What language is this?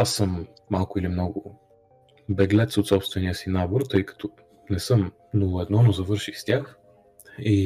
Bulgarian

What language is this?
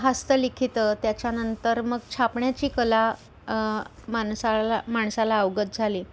Marathi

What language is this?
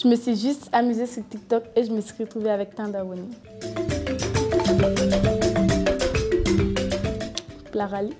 French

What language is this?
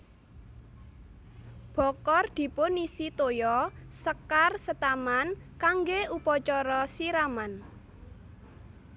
Javanese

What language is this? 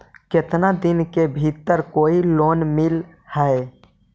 Magahi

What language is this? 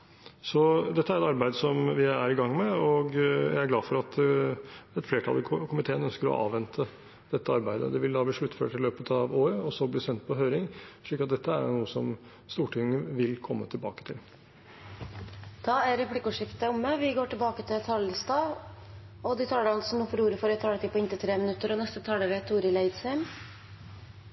Norwegian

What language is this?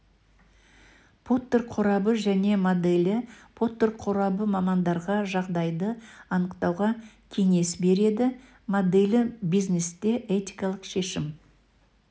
Kazakh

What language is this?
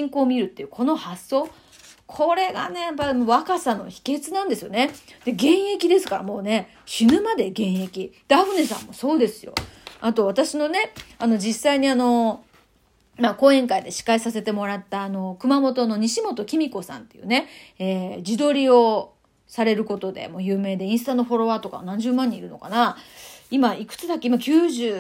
Japanese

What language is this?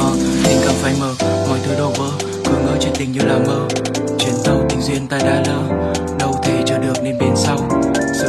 Vietnamese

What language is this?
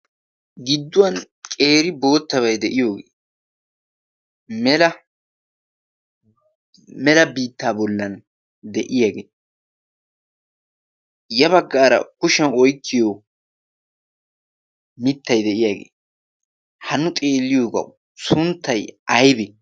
Wolaytta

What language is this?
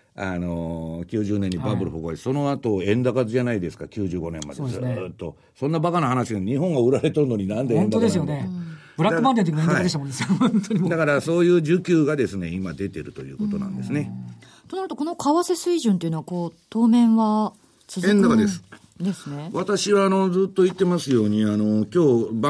Japanese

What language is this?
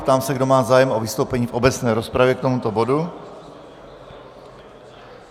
Czech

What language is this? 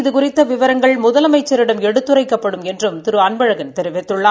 Tamil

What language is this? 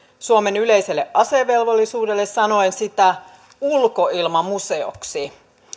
Finnish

